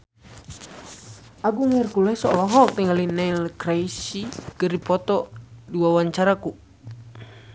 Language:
Sundanese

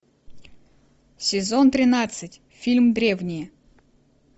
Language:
Russian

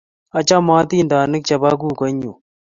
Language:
Kalenjin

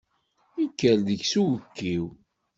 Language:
Kabyle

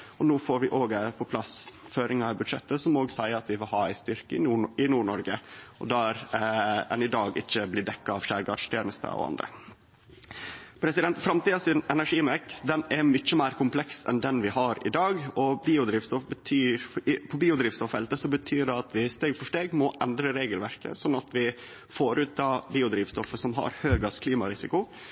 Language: Norwegian Nynorsk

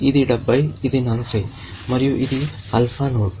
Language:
Telugu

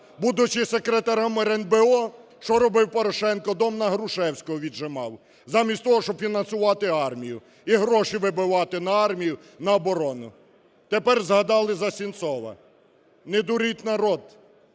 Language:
Ukrainian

